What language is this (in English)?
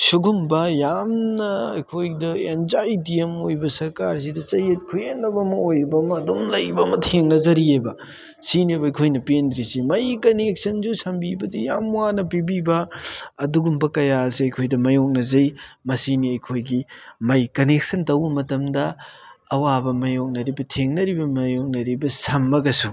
Manipuri